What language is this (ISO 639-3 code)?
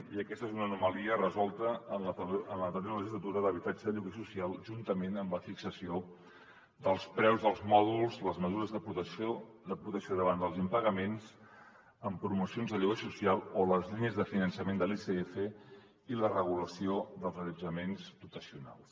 cat